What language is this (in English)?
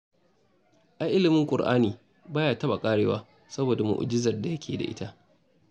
Hausa